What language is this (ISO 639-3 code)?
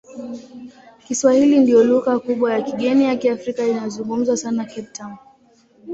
swa